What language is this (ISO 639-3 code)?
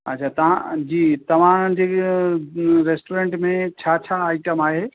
snd